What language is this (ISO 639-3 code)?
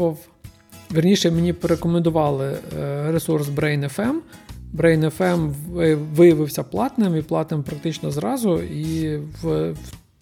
ukr